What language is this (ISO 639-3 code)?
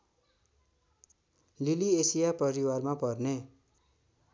nep